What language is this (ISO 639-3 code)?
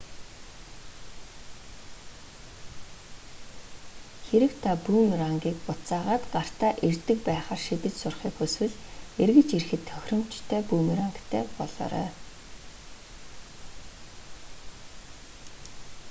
mon